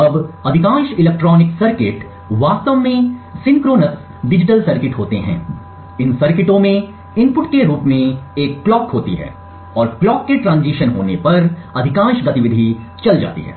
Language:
Hindi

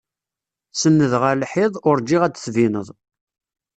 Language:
Kabyle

